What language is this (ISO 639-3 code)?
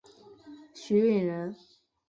zho